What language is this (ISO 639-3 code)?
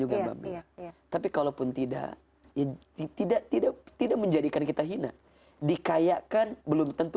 ind